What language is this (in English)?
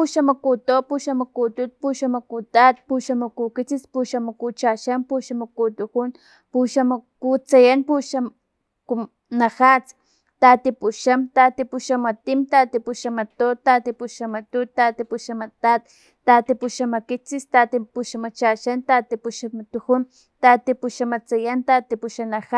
Filomena Mata-Coahuitlán Totonac